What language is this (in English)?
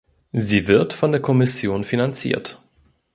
German